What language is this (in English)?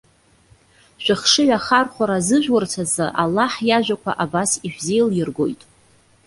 Abkhazian